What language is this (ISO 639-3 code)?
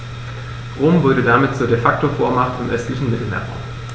deu